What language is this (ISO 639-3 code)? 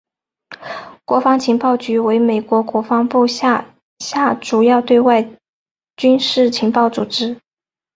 zho